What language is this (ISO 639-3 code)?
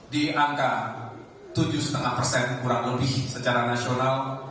ind